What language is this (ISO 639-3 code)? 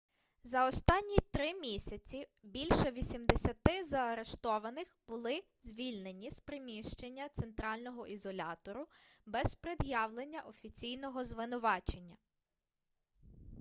ukr